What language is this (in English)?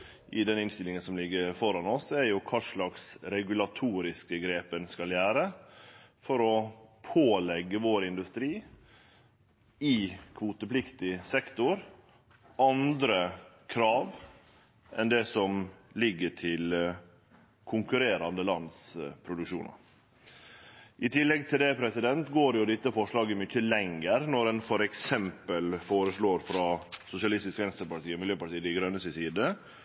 Norwegian Nynorsk